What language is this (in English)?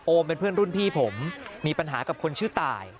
Thai